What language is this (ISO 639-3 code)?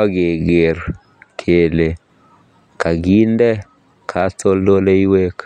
kln